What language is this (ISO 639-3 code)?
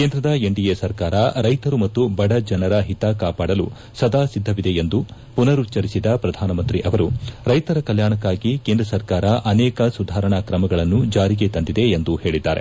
kan